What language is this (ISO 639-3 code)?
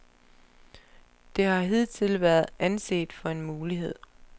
dan